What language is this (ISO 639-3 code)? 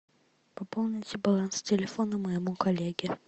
rus